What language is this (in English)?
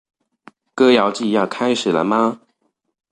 Chinese